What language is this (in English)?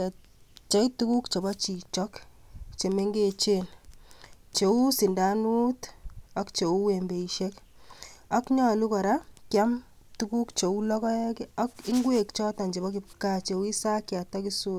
Kalenjin